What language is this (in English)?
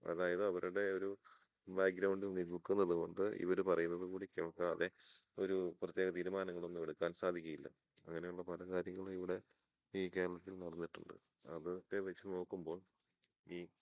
Malayalam